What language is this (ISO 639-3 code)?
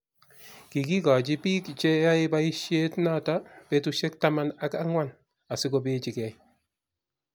kln